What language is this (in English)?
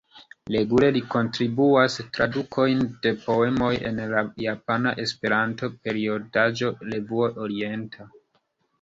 Esperanto